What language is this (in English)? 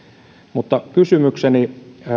Finnish